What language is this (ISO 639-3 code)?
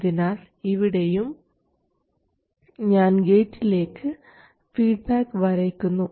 mal